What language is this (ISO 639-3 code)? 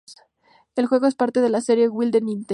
spa